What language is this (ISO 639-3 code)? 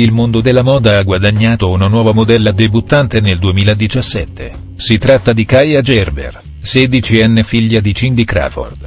ita